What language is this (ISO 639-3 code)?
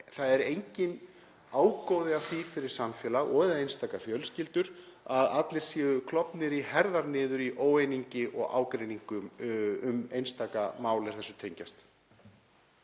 isl